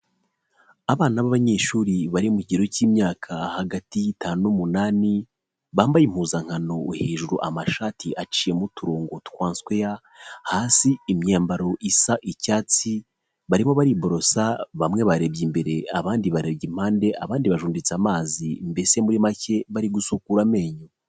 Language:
Kinyarwanda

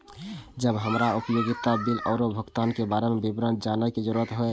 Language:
Maithili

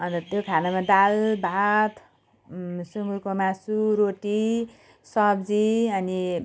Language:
Nepali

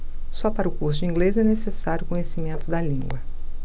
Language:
Portuguese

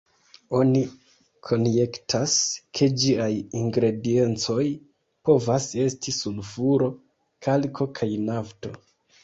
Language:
Esperanto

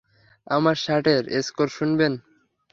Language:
Bangla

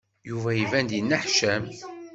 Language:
Kabyle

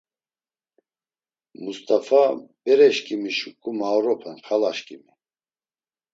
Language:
Laz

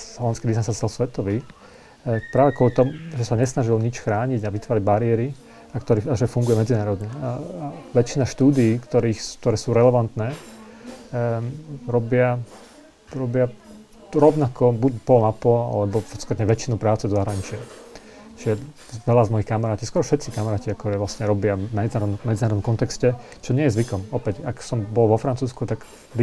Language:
Slovak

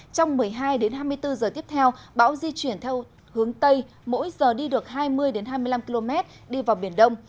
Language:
Vietnamese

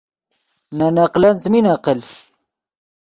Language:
Yidgha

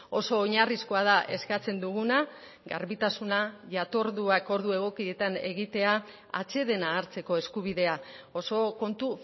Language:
Basque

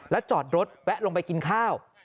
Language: Thai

